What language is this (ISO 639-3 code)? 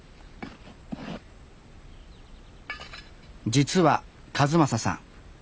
jpn